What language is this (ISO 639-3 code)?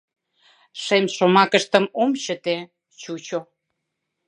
chm